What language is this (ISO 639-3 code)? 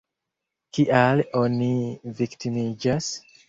epo